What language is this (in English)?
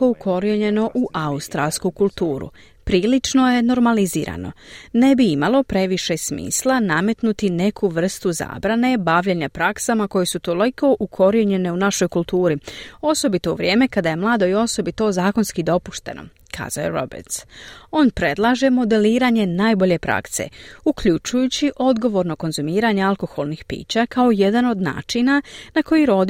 Croatian